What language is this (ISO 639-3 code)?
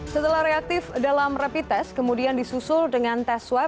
ind